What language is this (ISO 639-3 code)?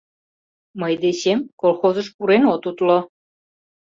chm